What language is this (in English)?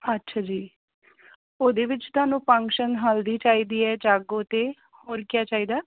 Punjabi